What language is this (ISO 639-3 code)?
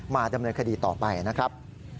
tha